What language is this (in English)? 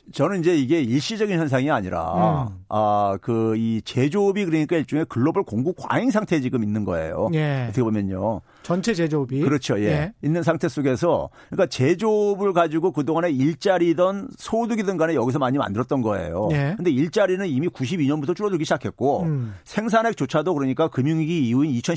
Korean